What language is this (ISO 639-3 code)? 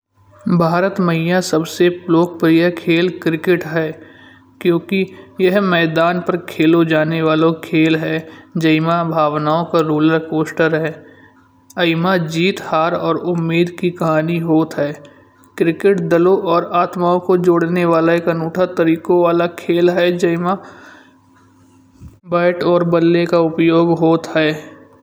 bjj